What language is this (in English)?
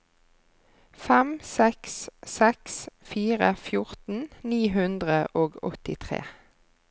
Norwegian